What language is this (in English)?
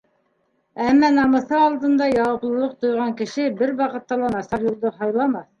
Bashkir